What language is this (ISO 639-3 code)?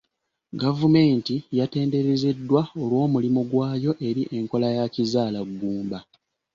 lug